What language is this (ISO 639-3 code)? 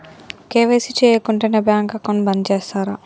tel